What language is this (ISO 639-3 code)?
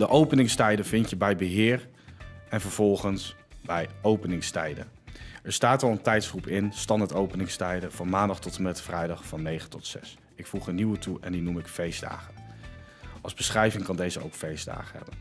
nld